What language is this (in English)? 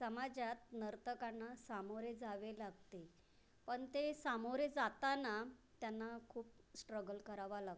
Marathi